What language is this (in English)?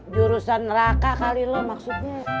Indonesian